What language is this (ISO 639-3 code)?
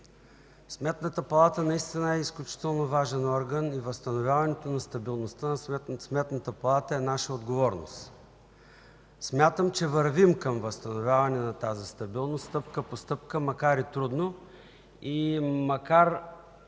bul